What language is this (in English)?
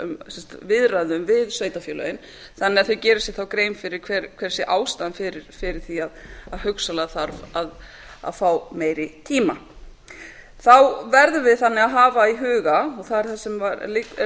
Icelandic